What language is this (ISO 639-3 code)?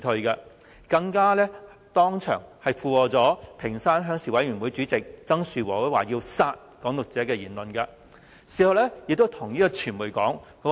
yue